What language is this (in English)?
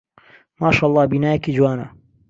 Central Kurdish